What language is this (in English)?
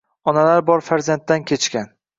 Uzbek